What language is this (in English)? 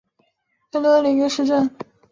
Chinese